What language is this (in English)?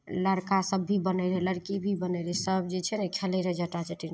Maithili